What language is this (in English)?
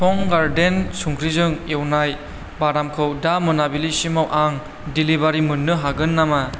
Bodo